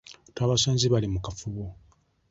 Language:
Ganda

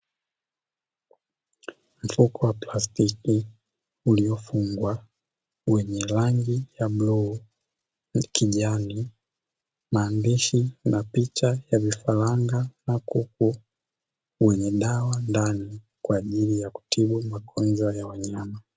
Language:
Swahili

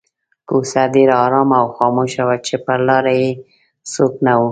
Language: Pashto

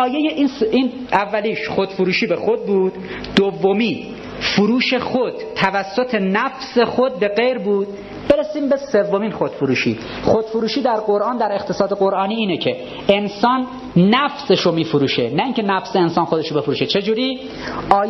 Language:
Persian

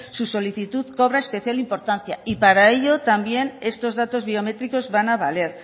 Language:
Spanish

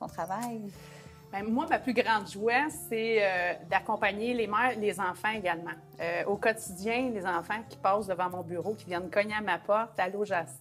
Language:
French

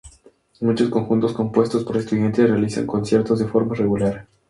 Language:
Spanish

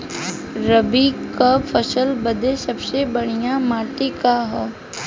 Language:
Bhojpuri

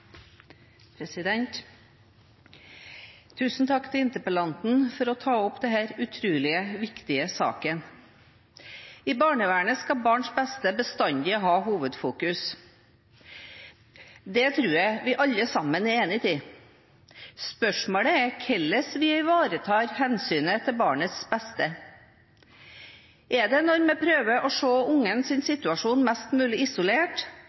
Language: Norwegian Bokmål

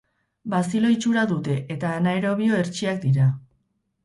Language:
Basque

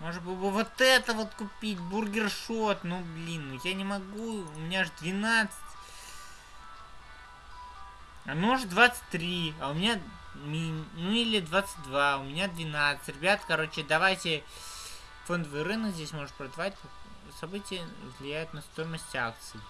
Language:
Russian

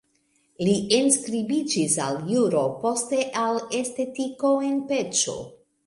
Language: Esperanto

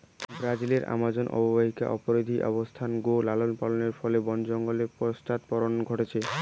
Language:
Bangla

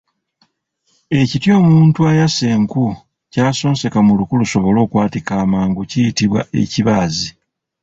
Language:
Ganda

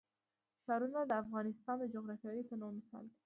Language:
Pashto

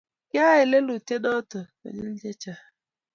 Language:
Kalenjin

